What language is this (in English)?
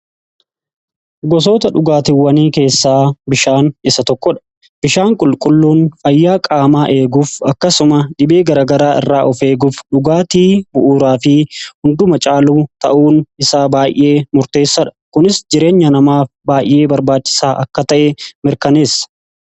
Oromo